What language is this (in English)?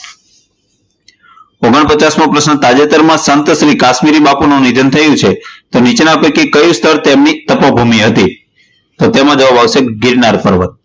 Gujarati